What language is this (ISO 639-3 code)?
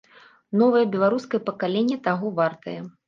bel